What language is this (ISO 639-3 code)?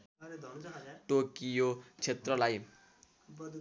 nep